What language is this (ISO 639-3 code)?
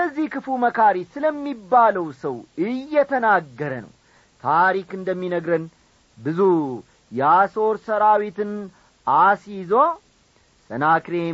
amh